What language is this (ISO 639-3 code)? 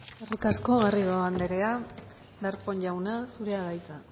eus